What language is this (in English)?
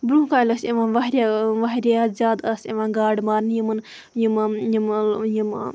Kashmiri